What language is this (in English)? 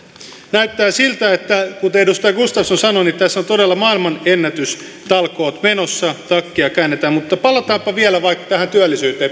Finnish